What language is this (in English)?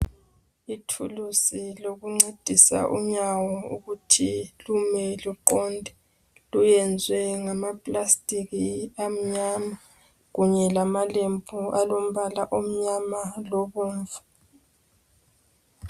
North Ndebele